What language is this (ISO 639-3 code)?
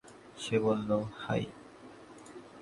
ben